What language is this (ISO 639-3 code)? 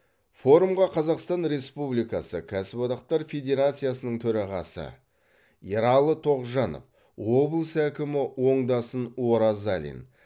kaz